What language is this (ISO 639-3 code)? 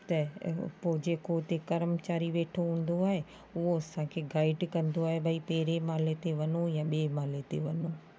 snd